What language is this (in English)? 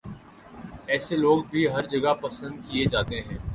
Urdu